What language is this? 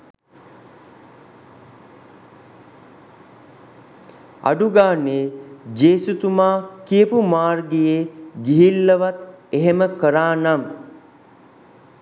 Sinhala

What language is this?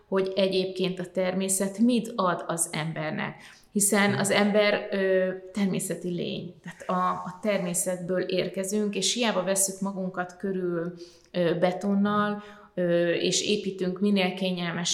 Hungarian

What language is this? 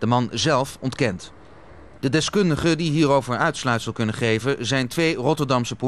Dutch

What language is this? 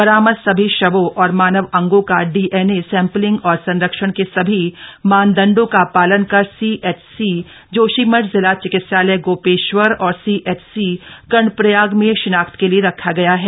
Hindi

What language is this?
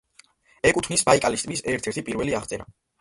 Georgian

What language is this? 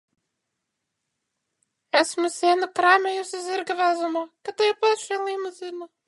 Latvian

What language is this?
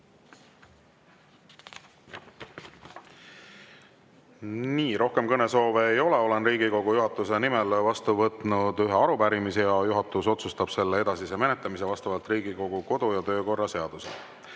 Estonian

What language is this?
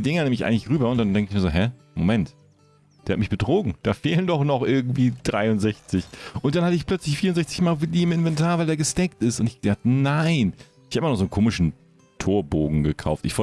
German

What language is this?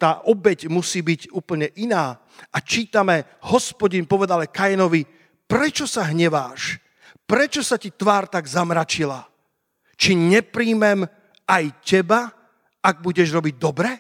Slovak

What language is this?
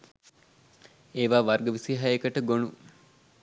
Sinhala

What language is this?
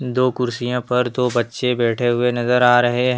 Hindi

